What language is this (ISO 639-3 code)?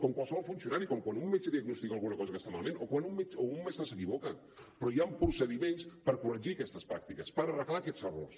cat